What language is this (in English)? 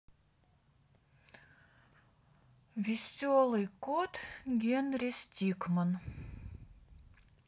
Russian